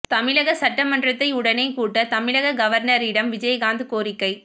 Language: Tamil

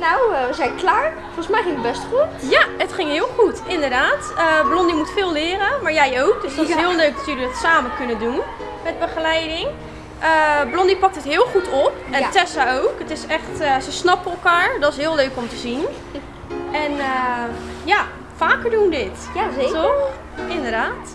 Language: Dutch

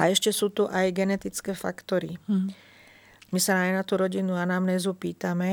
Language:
Slovak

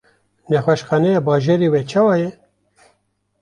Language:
Kurdish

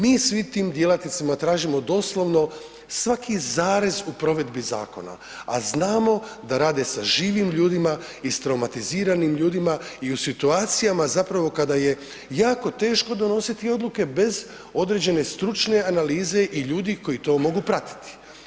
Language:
Croatian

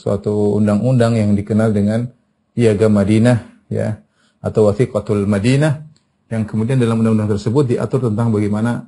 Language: Indonesian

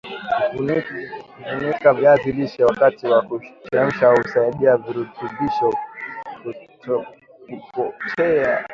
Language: Swahili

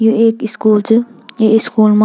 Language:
Garhwali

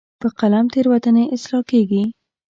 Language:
Pashto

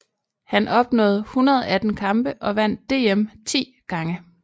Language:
Danish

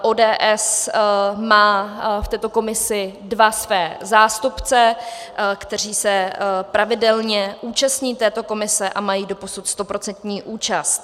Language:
Czech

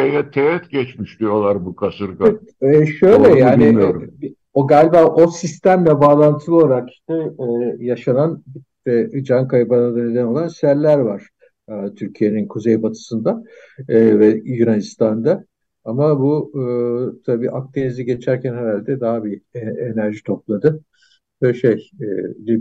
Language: Turkish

